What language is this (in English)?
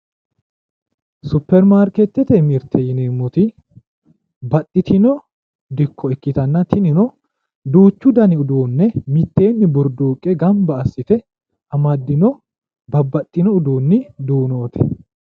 Sidamo